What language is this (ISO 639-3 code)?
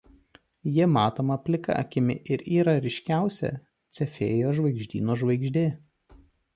lit